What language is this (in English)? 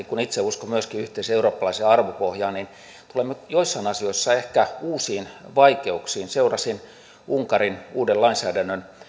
Finnish